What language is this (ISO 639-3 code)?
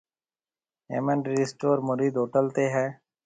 mve